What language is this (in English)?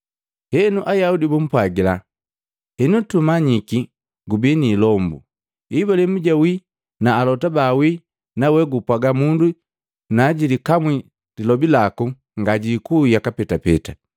Matengo